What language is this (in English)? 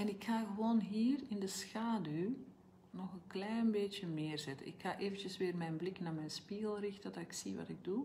Dutch